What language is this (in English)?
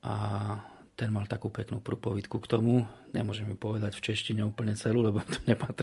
Slovak